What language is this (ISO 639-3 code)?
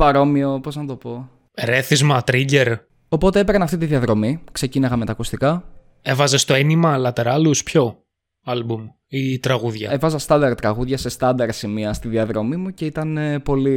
ell